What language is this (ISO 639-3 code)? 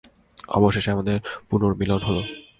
ben